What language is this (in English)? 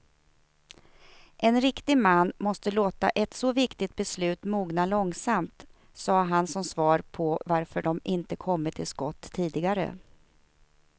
Swedish